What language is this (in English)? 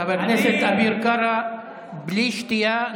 Hebrew